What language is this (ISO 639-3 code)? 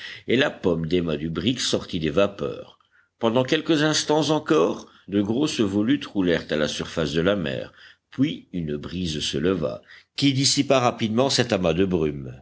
fra